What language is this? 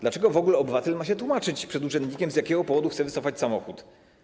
Polish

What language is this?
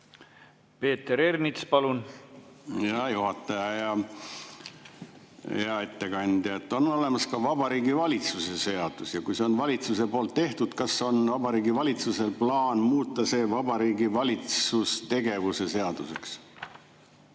Estonian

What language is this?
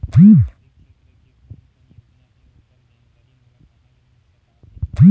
Chhattisgarhi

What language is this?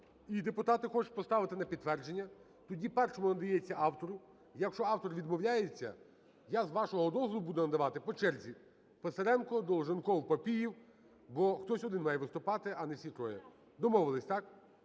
Ukrainian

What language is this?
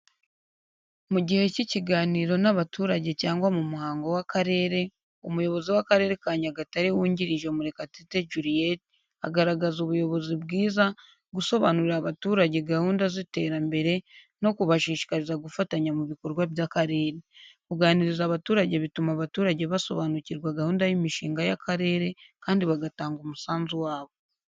Kinyarwanda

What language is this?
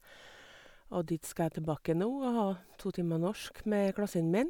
Norwegian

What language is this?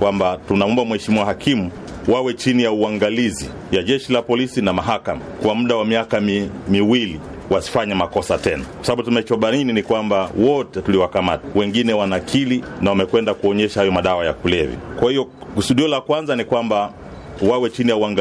Swahili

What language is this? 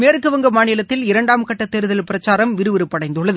Tamil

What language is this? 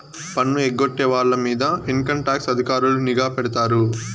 Telugu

